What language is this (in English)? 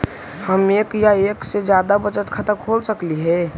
Magahi